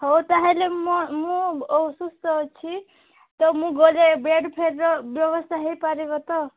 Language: Odia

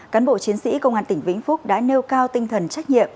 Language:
Vietnamese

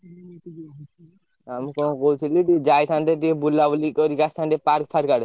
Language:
Odia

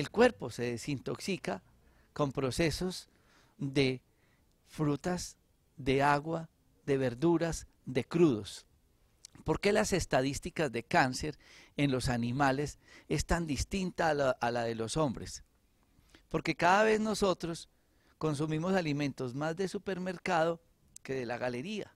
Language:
Spanish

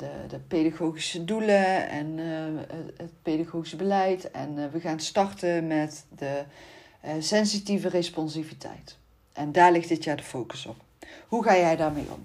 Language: Dutch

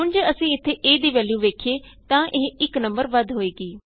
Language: Punjabi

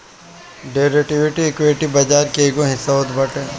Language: Bhojpuri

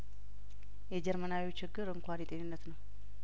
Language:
Amharic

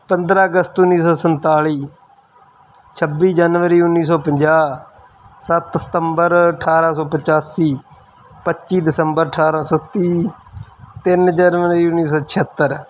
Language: Punjabi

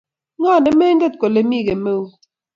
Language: Kalenjin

